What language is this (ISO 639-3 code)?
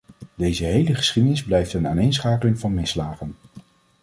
nld